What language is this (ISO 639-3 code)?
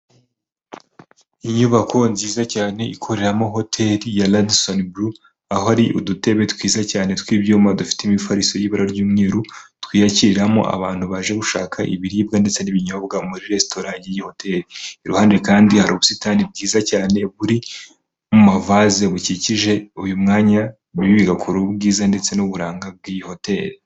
kin